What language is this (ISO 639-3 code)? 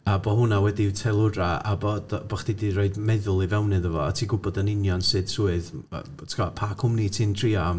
cym